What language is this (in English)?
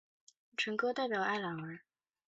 Chinese